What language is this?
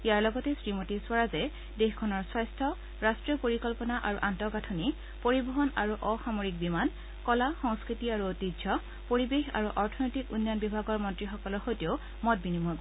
Assamese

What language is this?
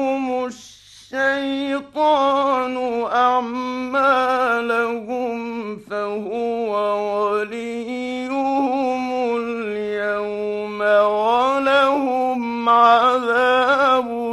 Arabic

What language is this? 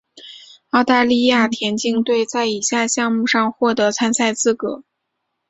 Chinese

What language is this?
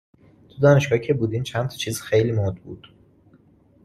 Persian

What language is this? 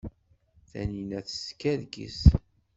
Kabyle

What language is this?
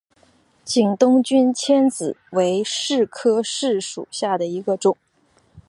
Chinese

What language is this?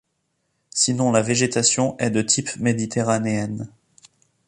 French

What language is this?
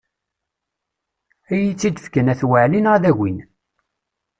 Kabyle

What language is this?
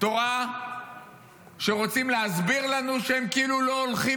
Hebrew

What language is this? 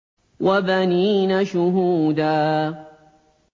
Arabic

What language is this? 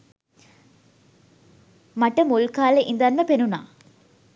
Sinhala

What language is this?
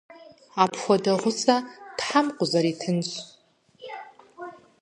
Kabardian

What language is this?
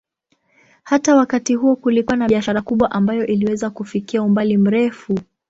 Swahili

